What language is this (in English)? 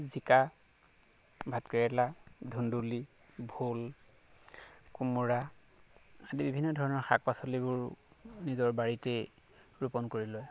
Assamese